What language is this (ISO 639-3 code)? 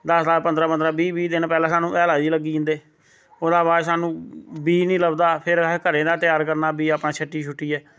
doi